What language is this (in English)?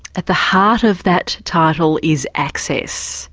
English